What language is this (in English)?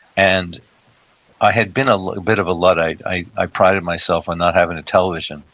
English